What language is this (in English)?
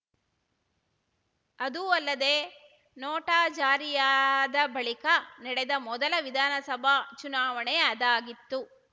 Kannada